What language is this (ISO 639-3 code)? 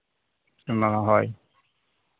sat